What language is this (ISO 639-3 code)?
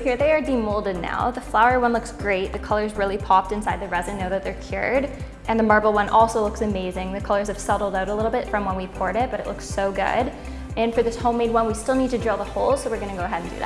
eng